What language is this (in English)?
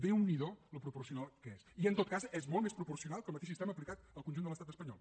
Catalan